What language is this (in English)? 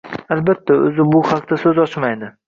Uzbek